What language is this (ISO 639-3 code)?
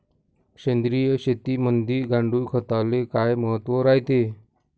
mar